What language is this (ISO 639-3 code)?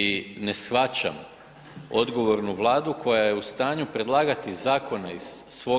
hrv